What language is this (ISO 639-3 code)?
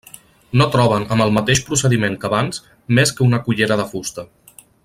cat